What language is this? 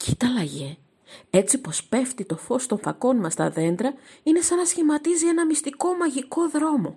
Greek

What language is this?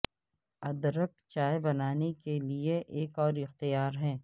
Urdu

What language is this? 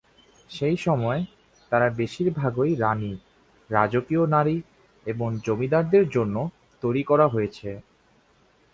Bangla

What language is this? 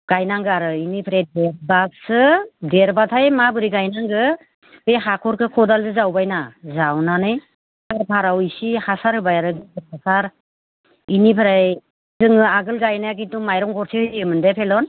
Bodo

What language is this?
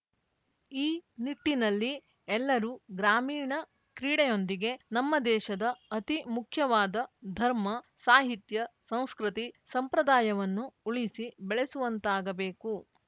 Kannada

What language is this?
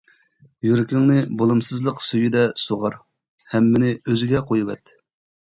Uyghur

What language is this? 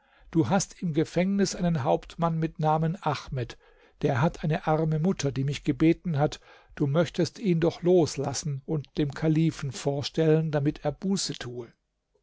German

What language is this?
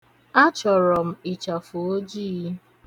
Igbo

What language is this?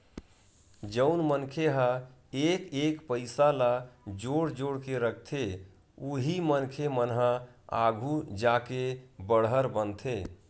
Chhattisgarhi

